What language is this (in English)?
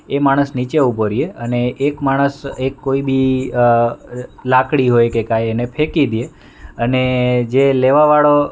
Gujarati